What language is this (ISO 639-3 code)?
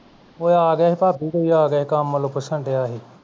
pan